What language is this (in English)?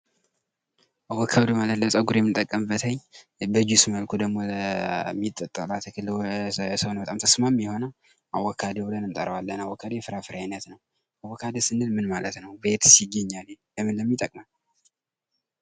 Amharic